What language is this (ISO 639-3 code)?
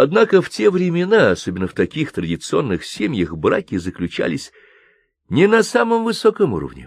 rus